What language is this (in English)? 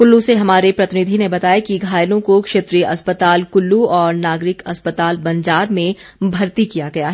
Hindi